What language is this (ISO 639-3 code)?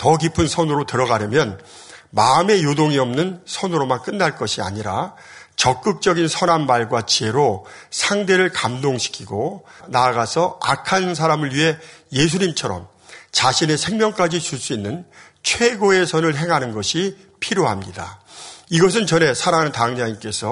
kor